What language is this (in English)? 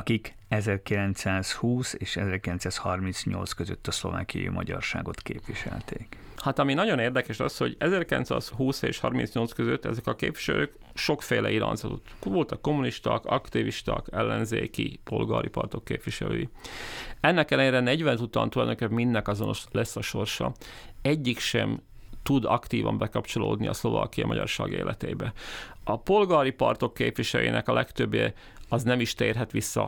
Hungarian